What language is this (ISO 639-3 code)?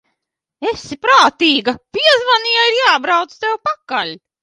lav